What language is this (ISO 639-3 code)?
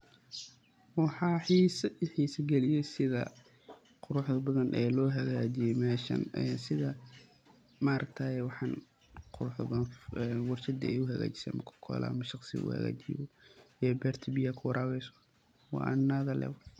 som